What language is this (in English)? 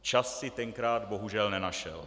Czech